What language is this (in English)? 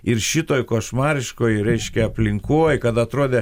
Lithuanian